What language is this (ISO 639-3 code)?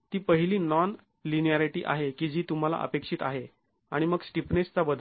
mar